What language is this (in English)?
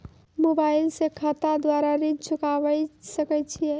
Maithili